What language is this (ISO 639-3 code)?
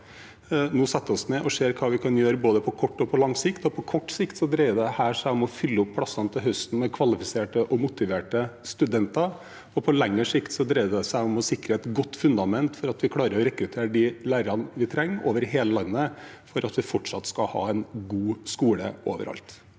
nor